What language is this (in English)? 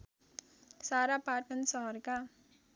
Nepali